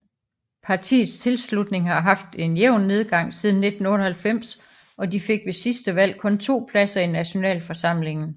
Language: Danish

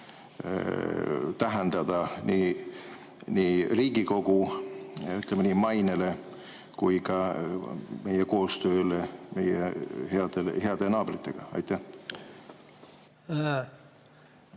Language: Estonian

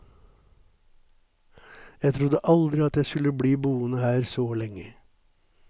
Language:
Norwegian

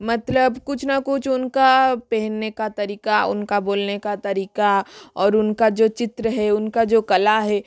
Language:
Hindi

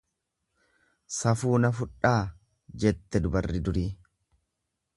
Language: Oromo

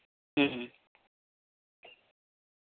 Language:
Santali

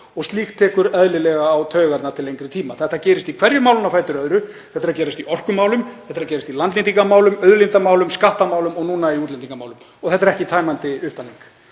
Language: Icelandic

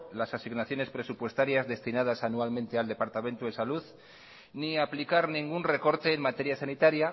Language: Spanish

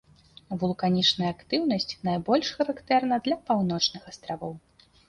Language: Belarusian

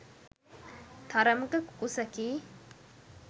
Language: Sinhala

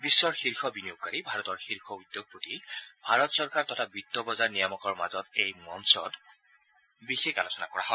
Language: Assamese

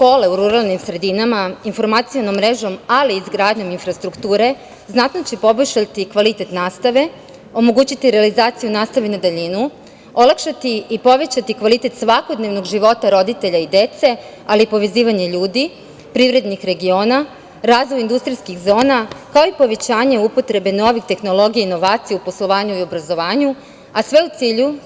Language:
Serbian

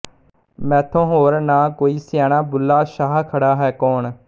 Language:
Punjabi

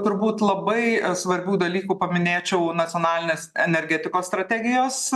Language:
Lithuanian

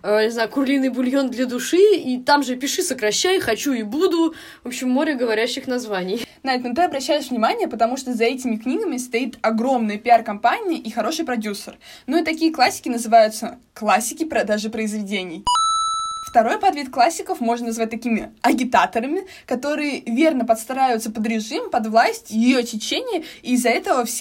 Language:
Russian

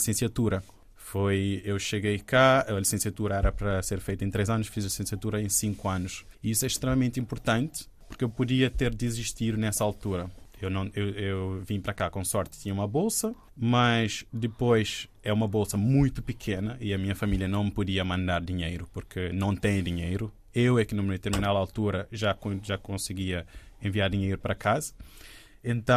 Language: Portuguese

